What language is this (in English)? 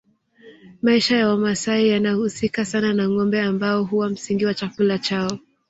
Swahili